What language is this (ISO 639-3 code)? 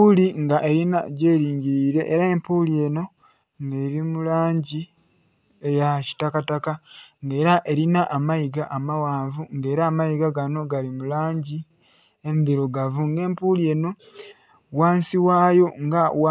xog